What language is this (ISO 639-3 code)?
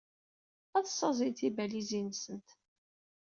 kab